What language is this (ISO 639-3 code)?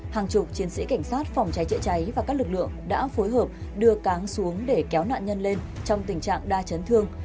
vie